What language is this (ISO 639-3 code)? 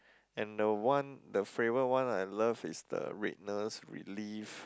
eng